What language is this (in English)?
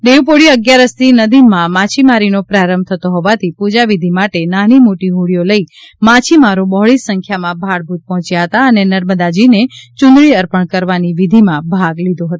Gujarati